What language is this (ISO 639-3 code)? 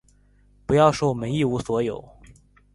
zho